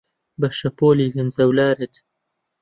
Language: Central Kurdish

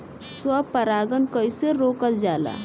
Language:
Bhojpuri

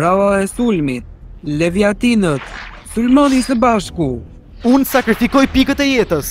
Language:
Romanian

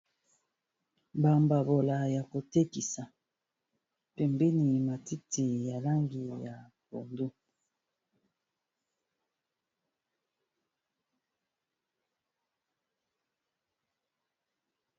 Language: Lingala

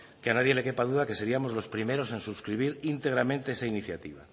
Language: Spanish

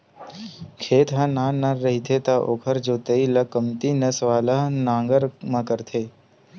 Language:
Chhattisgarhi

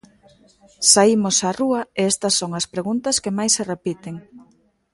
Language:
Galician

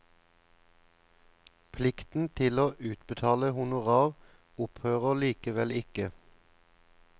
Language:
Norwegian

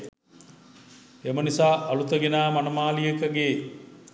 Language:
Sinhala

